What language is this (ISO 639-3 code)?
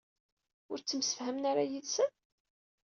kab